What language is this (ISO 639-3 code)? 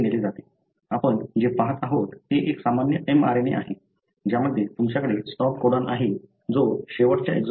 mar